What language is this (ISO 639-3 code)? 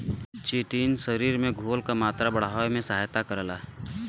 bho